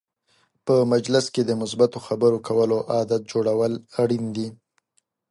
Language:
Pashto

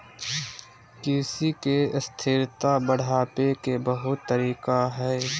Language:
Magahi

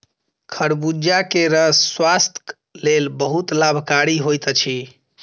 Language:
Maithili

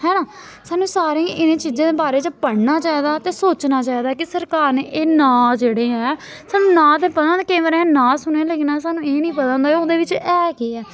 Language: Dogri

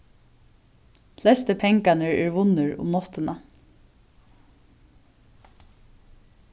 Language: Faroese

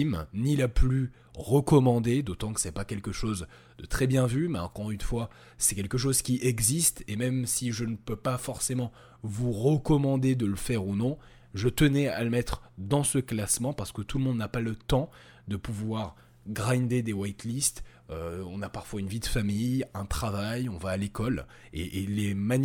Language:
French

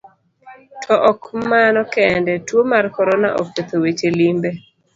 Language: Luo (Kenya and Tanzania)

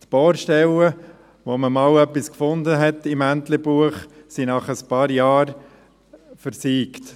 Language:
Swiss German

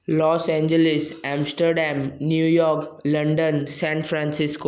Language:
Sindhi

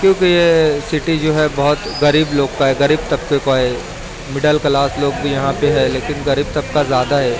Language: Urdu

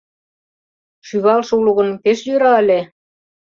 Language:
Mari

